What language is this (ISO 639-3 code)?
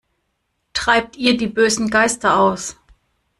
deu